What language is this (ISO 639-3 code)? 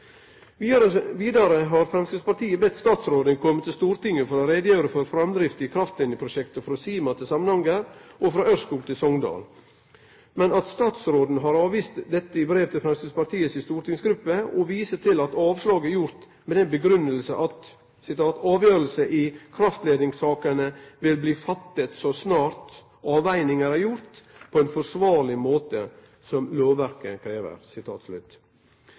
nno